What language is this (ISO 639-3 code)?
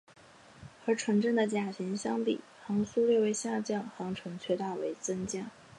zho